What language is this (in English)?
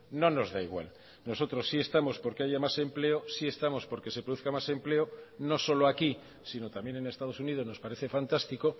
Spanish